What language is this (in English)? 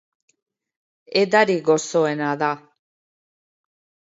Basque